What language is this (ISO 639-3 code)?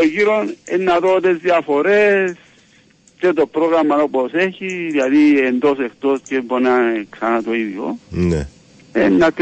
ell